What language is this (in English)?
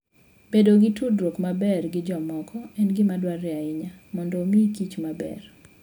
Luo (Kenya and Tanzania)